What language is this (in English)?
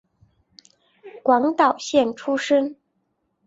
Chinese